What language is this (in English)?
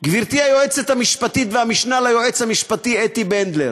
Hebrew